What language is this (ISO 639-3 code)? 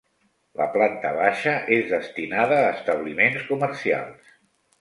cat